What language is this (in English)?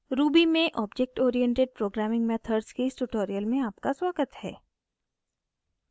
Hindi